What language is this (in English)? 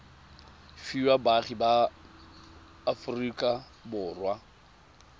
Tswana